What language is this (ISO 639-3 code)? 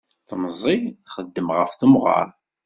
kab